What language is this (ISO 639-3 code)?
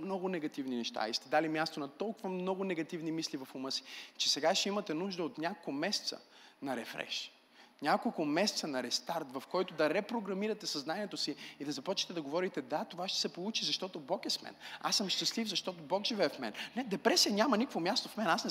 bul